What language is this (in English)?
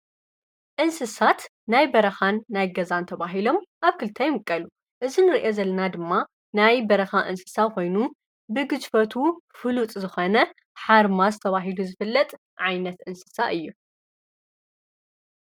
Tigrinya